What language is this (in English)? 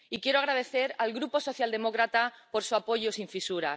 Spanish